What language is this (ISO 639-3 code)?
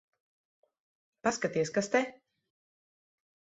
lav